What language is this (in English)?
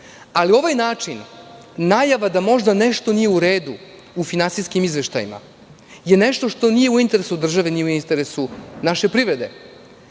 Serbian